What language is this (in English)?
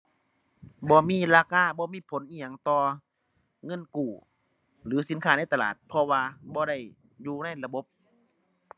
Thai